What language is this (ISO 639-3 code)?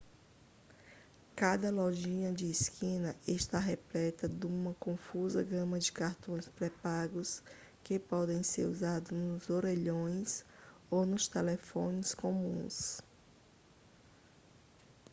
por